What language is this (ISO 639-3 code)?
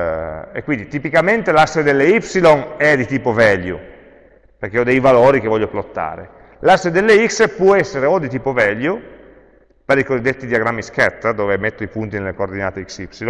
ita